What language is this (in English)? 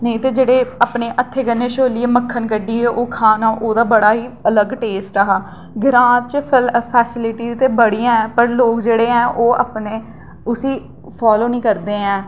Dogri